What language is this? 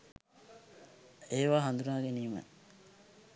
Sinhala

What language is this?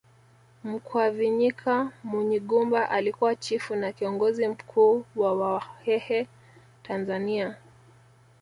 Swahili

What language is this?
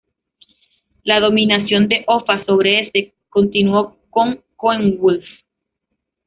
Spanish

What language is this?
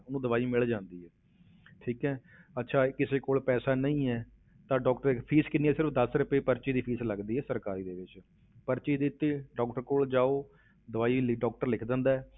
Punjabi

